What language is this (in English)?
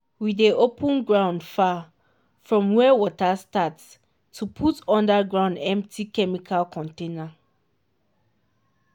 Nigerian Pidgin